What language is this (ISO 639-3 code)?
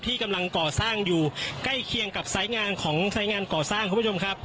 tha